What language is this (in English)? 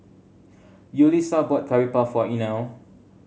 English